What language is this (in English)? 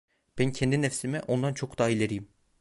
Turkish